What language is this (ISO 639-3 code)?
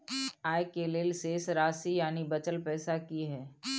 mai